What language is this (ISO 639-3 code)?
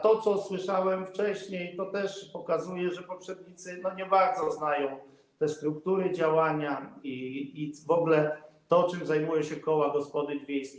pol